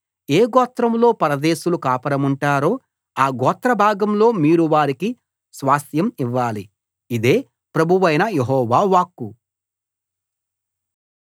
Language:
Telugu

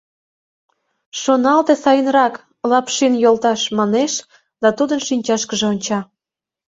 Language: Mari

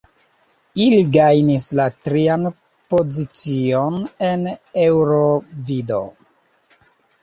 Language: Esperanto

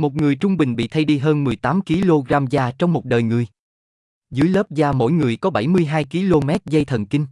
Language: Vietnamese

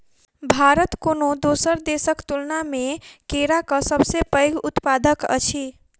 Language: Maithili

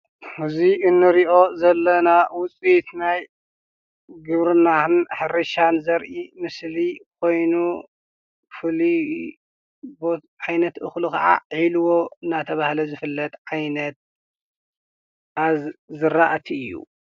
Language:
Tigrinya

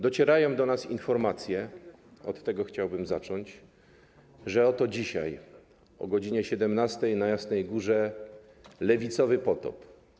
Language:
Polish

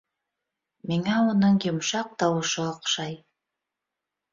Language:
Bashkir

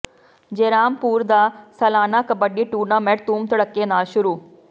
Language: Punjabi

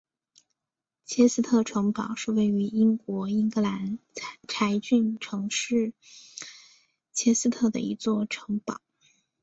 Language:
Chinese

